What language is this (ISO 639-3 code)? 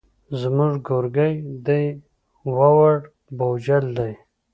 pus